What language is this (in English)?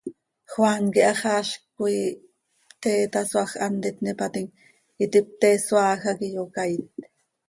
Seri